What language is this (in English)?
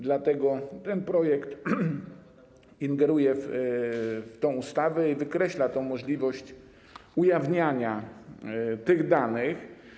Polish